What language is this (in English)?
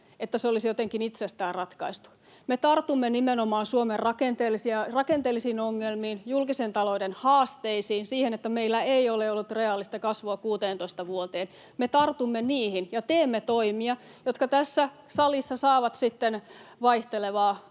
Finnish